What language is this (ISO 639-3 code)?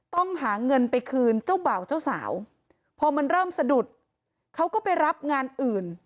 tha